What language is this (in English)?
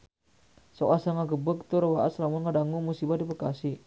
Sundanese